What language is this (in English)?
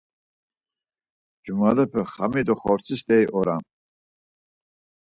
Laz